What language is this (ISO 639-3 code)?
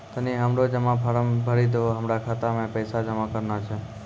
mai